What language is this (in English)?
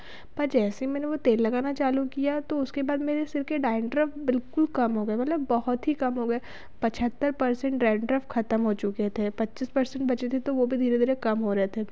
Hindi